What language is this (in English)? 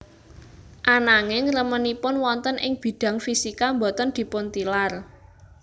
Javanese